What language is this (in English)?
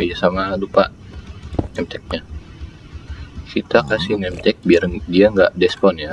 Indonesian